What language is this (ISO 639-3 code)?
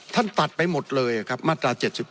tha